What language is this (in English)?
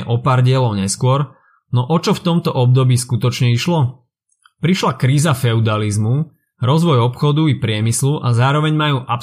Slovak